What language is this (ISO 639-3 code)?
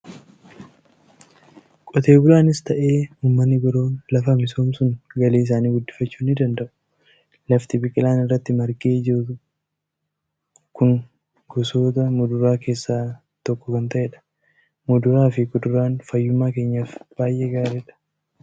orm